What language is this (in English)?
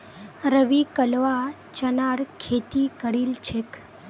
Magahi